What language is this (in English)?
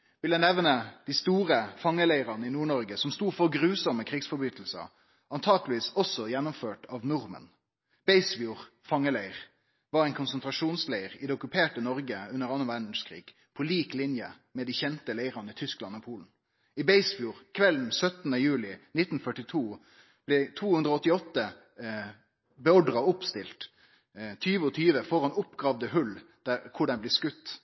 Norwegian Nynorsk